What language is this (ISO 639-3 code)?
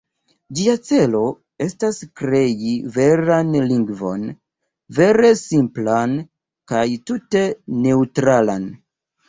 epo